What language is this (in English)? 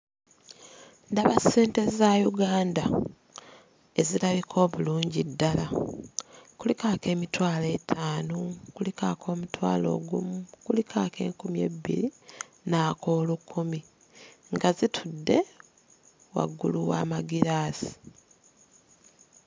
Ganda